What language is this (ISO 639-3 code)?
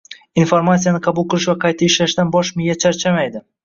uzb